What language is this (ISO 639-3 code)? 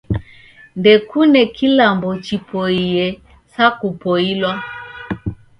dav